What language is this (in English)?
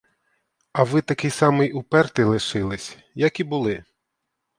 Ukrainian